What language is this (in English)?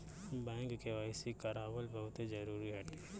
Bhojpuri